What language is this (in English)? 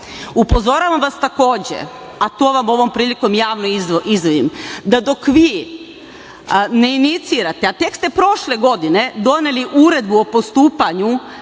Serbian